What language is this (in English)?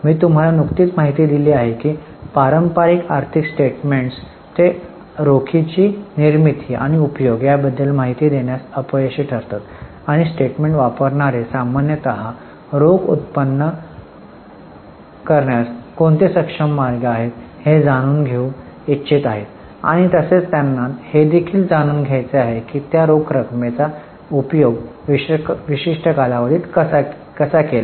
Marathi